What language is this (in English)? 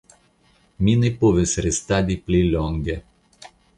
Esperanto